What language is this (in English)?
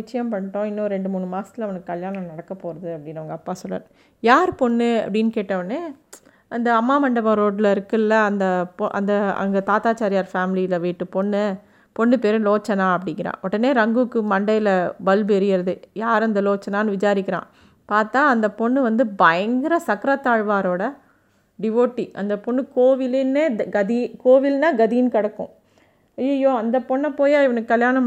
Tamil